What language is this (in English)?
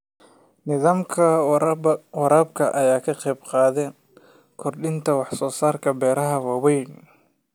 Somali